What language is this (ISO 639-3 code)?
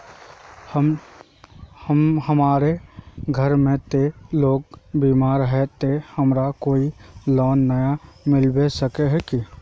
mag